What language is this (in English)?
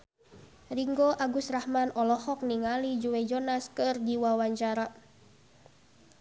Sundanese